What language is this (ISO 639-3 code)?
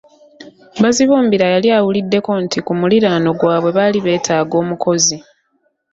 lug